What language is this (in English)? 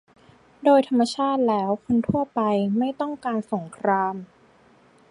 Thai